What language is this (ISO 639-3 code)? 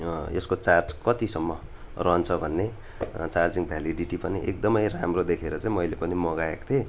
nep